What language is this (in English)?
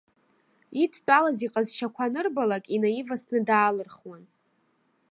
Abkhazian